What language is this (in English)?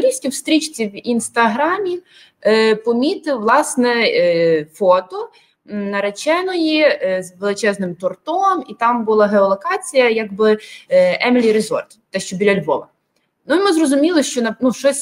Ukrainian